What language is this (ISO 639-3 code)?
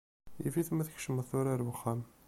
kab